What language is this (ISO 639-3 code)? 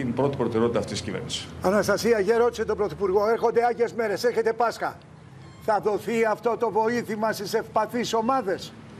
ell